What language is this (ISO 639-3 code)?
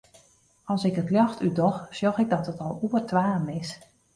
fry